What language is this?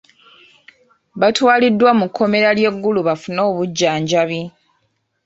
Ganda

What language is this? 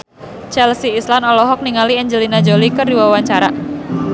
Sundanese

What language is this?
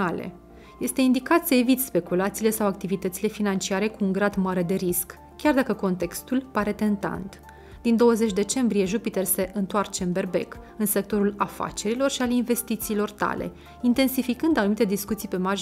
Romanian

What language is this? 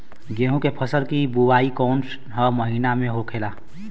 Bhojpuri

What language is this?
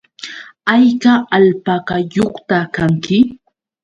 Yauyos Quechua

